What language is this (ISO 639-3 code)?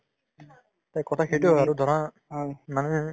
asm